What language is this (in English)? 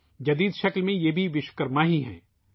Urdu